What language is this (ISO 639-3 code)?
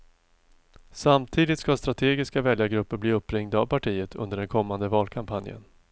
swe